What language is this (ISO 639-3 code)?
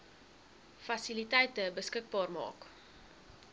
afr